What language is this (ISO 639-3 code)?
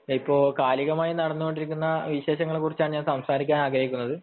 mal